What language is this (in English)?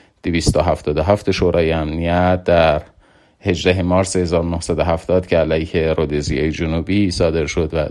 Persian